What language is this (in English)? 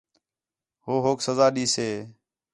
Khetrani